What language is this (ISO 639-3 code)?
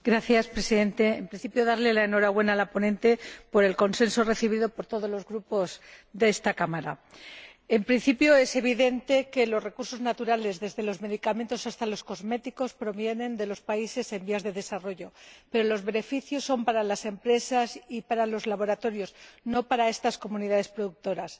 spa